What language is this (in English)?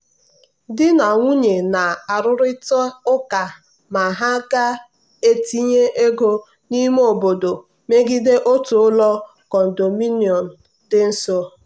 Igbo